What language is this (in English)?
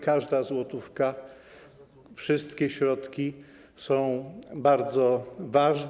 Polish